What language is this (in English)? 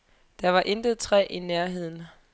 Danish